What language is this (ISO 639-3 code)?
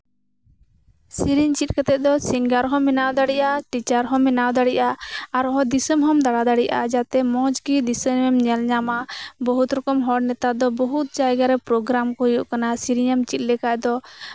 sat